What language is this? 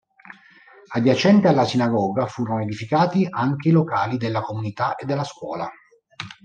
Italian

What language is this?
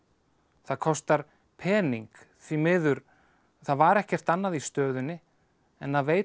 Icelandic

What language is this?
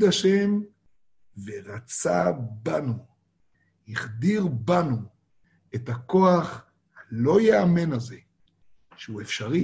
Hebrew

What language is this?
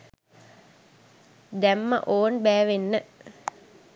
Sinhala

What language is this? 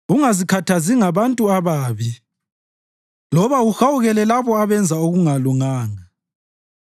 North Ndebele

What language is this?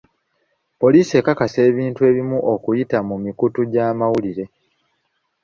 Ganda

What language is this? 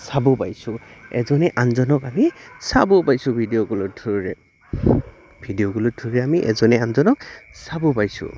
Assamese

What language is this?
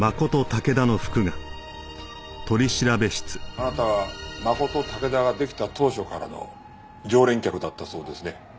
Japanese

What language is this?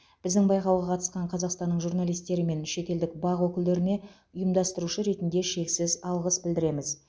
Kazakh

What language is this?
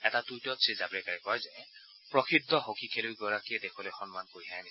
Assamese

